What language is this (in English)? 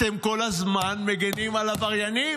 Hebrew